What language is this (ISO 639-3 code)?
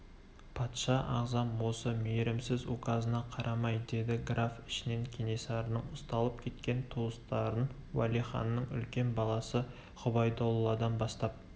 kaz